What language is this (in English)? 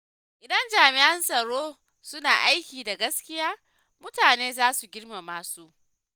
Hausa